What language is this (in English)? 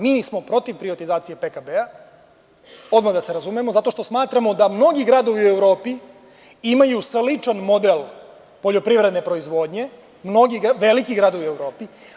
Serbian